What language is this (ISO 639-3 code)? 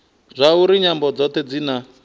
ven